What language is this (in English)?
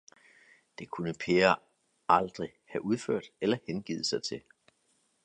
Danish